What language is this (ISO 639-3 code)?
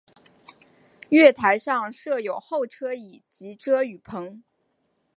zho